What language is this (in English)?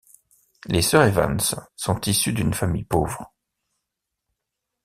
French